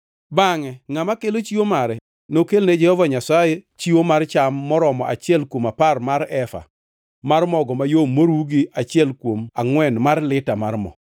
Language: Luo (Kenya and Tanzania)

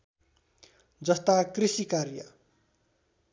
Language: Nepali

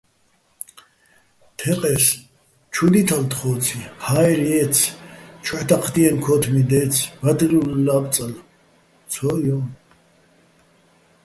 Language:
Bats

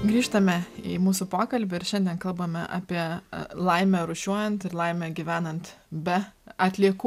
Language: Lithuanian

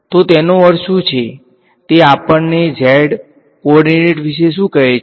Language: Gujarati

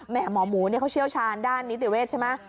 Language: Thai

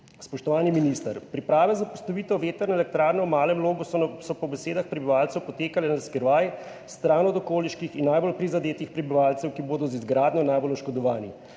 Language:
Slovenian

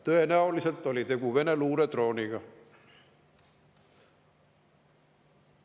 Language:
Estonian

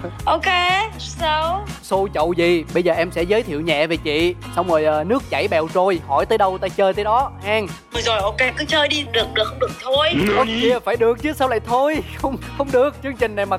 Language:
Vietnamese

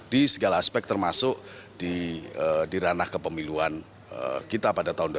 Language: Indonesian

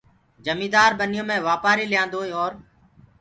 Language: Gurgula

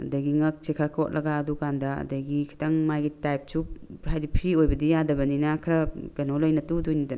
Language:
Manipuri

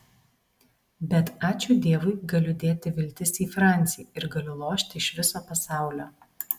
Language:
Lithuanian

